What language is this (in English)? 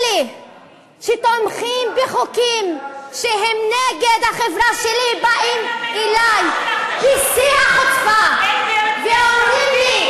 Hebrew